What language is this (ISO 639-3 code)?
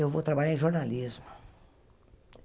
por